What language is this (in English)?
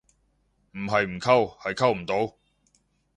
Cantonese